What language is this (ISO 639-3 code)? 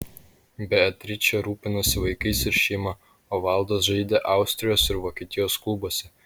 lit